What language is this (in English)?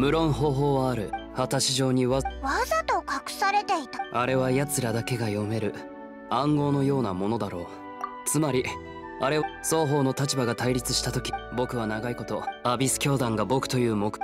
Japanese